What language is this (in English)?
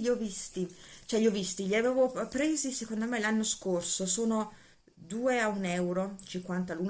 Italian